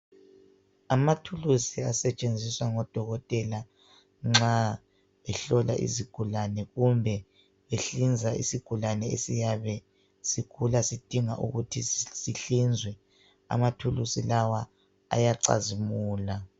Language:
North Ndebele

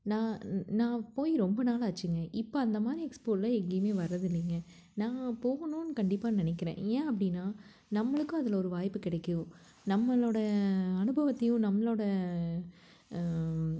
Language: Tamil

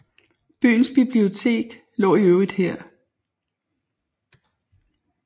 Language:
Danish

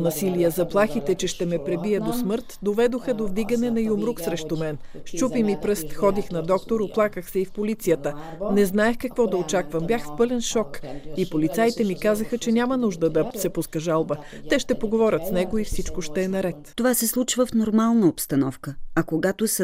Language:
Bulgarian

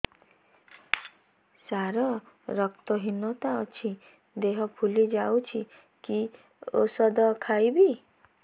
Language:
Odia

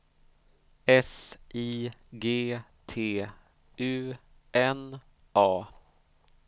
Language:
Swedish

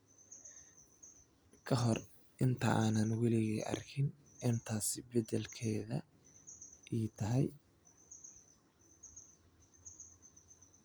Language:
Somali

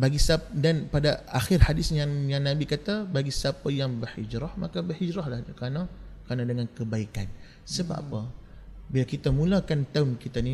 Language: Malay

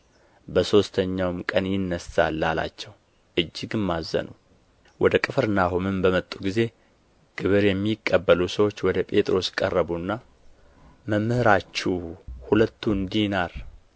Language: Amharic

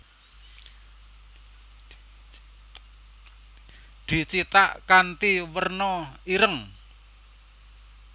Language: Javanese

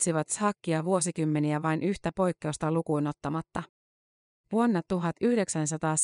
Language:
Finnish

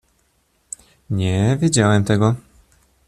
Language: Polish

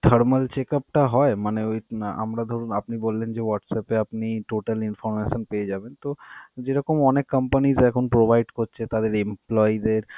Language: Bangla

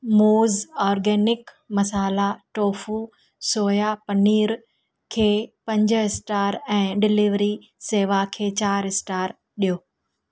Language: Sindhi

